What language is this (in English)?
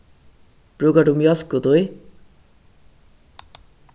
Faroese